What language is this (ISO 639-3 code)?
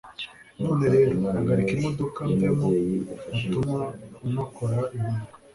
kin